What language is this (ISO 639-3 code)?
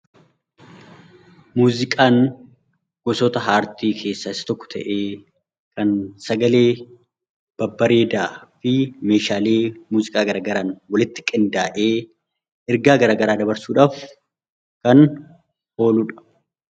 orm